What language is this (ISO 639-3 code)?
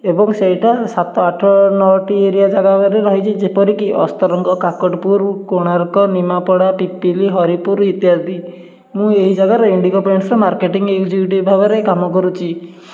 ori